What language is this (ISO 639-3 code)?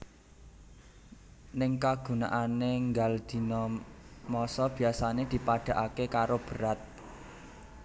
jav